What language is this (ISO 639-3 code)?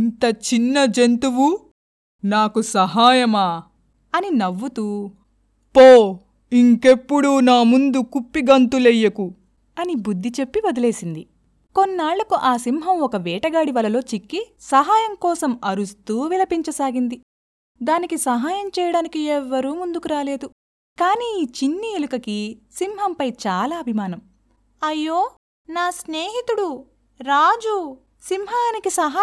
tel